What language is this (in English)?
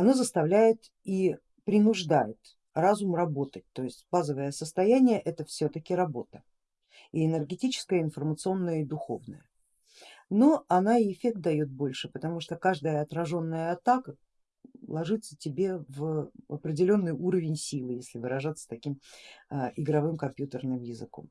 Russian